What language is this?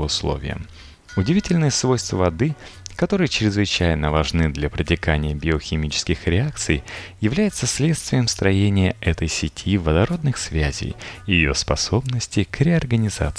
Russian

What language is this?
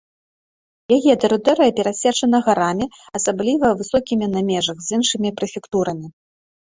Belarusian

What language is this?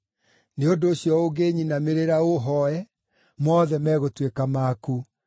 Kikuyu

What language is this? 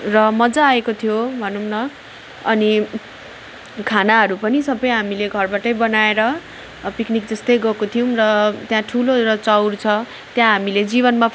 Nepali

